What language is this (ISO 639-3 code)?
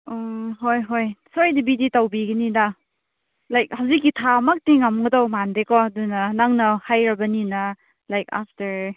mni